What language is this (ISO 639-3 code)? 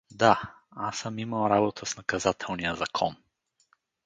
bul